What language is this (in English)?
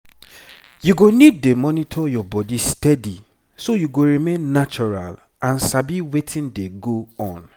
Nigerian Pidgin